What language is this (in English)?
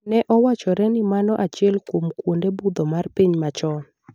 Luo (Kenya and Tanzania)